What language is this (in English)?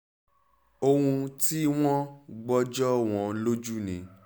Yoruba